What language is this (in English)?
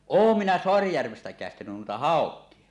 Finnish